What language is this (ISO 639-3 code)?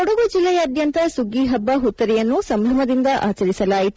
kan